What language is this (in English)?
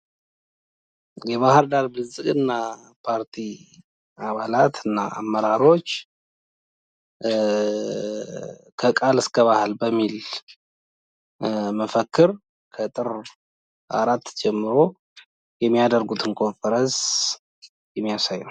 Amharic